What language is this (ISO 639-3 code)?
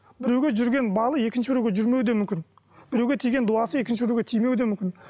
kaz